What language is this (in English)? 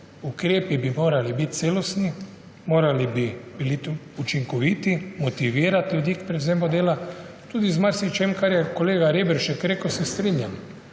Slovenian